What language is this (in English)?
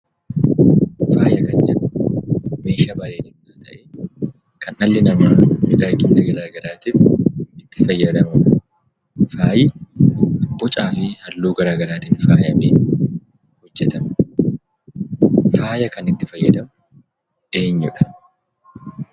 Oromo